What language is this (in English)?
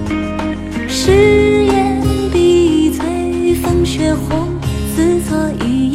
Chinese